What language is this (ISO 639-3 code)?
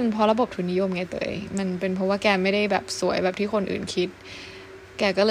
tha